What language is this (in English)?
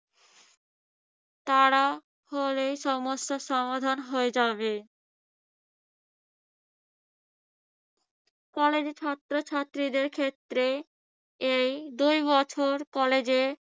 Bangla